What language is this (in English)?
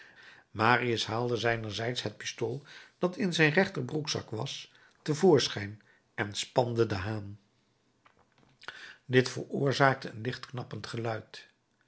Dutch